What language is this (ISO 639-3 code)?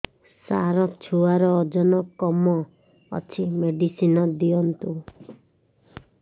ori